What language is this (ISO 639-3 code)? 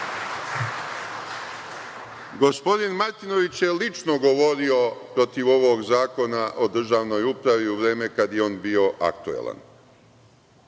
srp